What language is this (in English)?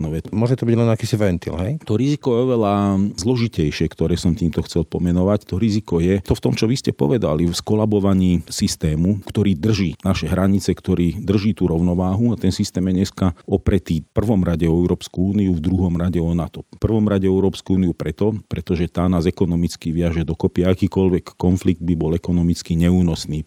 Slovak